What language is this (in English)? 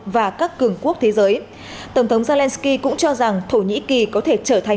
Vietnamese